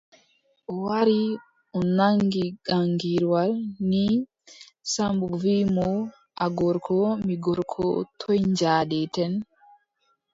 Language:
Adamawa Fulfulde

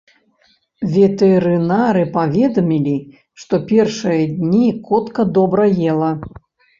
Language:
Belarusian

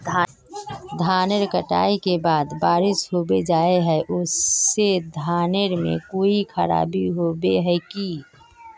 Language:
Magahi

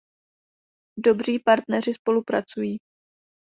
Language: Czech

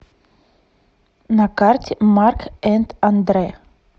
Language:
Russian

